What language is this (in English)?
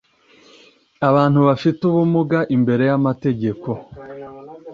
Kinyarwanda